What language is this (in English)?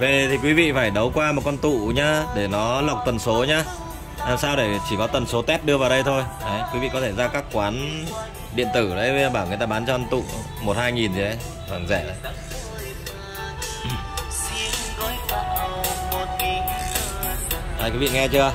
Vietnamese